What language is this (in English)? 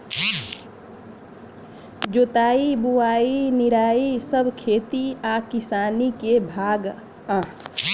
Bhojpuri